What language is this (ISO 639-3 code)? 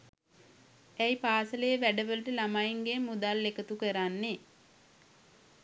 sin